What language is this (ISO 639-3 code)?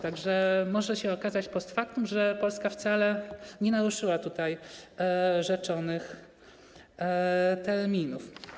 pol